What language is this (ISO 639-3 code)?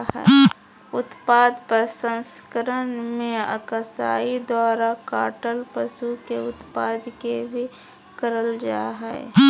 mag